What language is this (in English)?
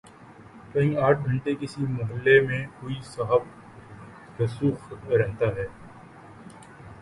Urdu